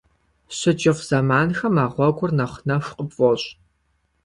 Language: Kabardian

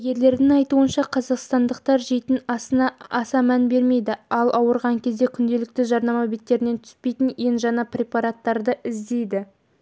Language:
Kazakh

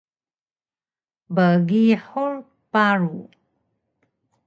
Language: Taroko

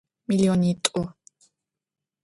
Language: Adyghe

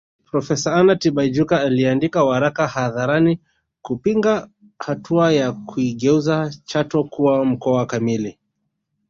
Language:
Swahili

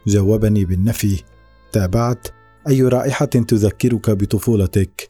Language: Arabic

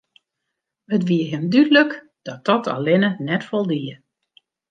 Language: Western Frisian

